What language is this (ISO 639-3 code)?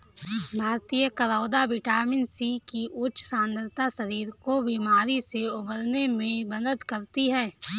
hin